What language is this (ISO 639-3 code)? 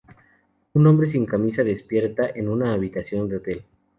spa